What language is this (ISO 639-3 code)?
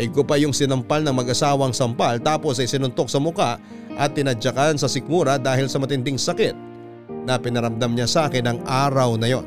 fil